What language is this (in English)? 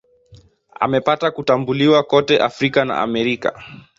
Swahili